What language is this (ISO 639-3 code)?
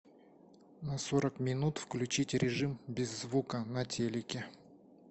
rus